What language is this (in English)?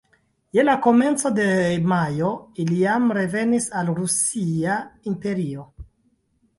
Esperanto